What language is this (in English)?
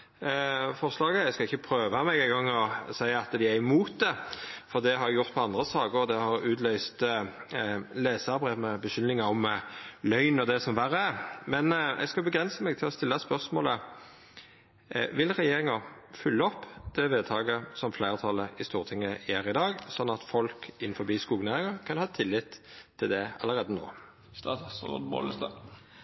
Norwegian Nynorsk